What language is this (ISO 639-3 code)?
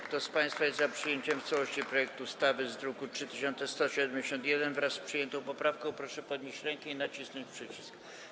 pol